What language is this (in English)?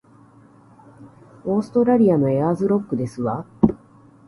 Japanese